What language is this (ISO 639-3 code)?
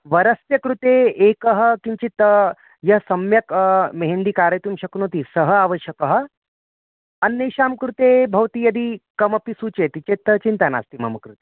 san